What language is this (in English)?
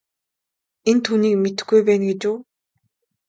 Mongolian